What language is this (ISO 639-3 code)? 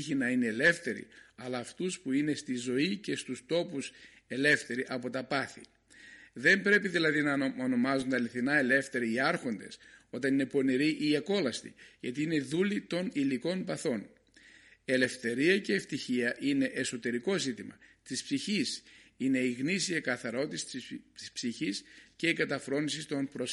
ell